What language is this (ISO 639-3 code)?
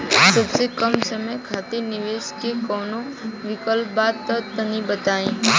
bho